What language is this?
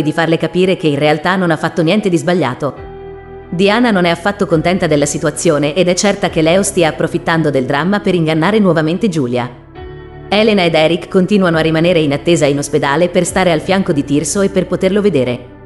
Italian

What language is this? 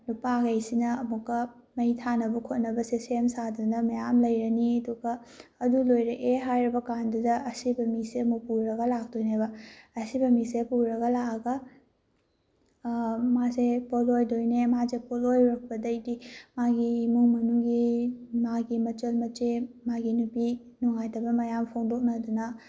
Manipuri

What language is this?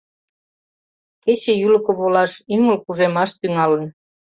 Mari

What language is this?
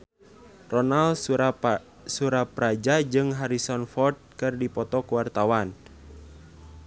Sundanese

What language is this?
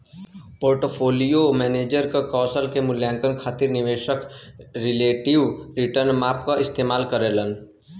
Bhojpuri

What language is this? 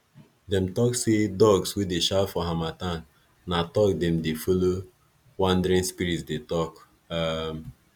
Nigerian Pidgin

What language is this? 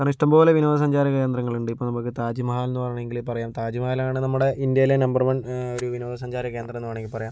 Malayalam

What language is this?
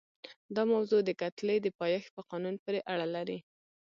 Pashto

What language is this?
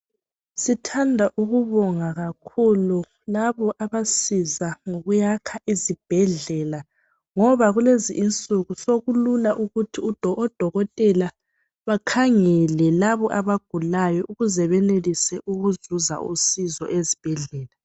North Ndebele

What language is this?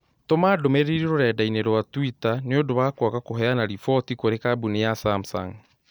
Kikuyu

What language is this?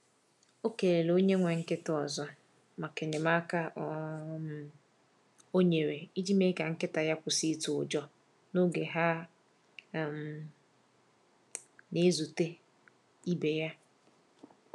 Igbo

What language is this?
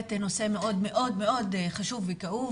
Hebrew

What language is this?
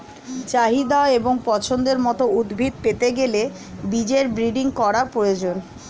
Bangla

